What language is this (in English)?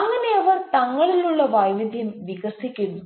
Malayalam